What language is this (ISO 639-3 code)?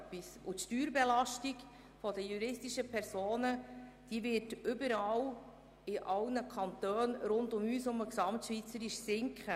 gsw